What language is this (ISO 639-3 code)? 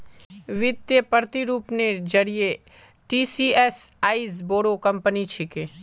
mag